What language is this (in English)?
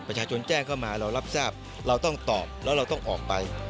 Thai